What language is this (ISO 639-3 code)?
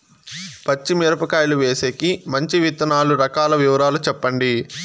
tel